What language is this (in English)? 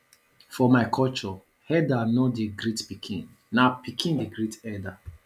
Nigerian Pidgin